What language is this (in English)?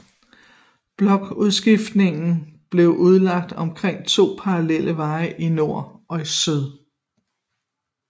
Danish